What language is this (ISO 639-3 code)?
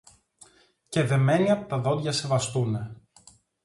ell